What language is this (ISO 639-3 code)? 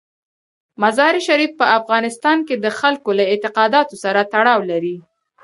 pus